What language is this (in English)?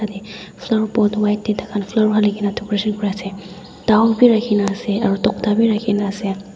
Naga Pidgin